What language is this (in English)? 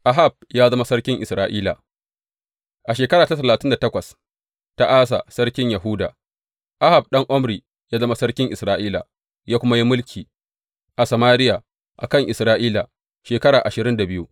Hausa